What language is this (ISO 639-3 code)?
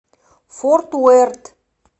rus